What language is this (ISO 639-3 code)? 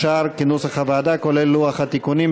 heb